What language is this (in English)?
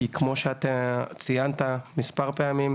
Hebrew